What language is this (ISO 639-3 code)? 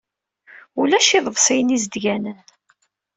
kab